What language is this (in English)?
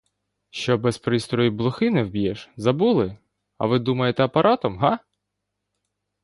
Ukrainian